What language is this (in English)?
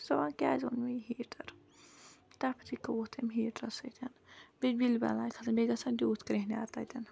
Kashmiri